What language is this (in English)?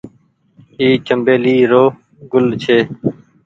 Goaria